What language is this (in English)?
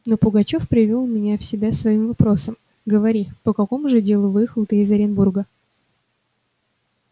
Russian